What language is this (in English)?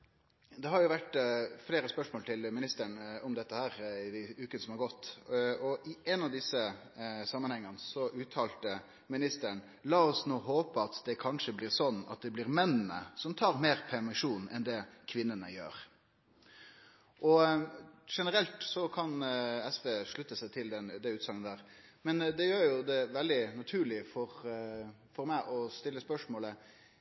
Norwegian